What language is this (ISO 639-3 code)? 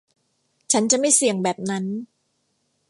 tha